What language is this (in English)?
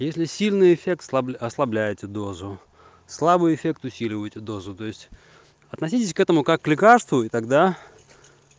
Russian